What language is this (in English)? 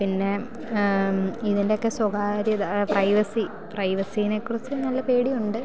Malayalam